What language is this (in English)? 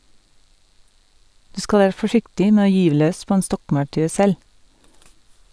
Norwegian